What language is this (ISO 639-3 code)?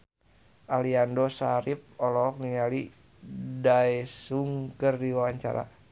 sun